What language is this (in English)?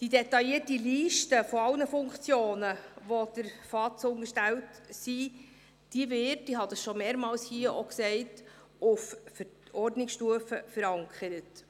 Swiss German